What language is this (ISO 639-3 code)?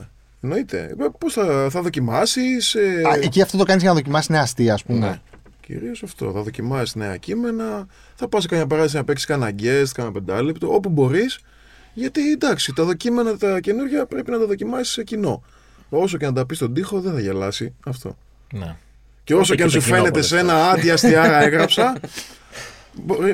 ell